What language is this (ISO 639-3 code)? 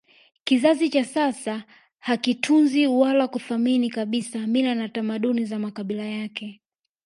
swa